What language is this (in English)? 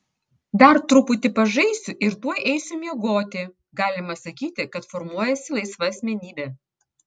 Lithuanian